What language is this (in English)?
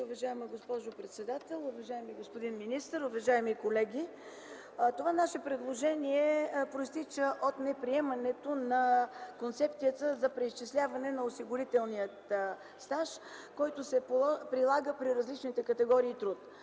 Bulgarian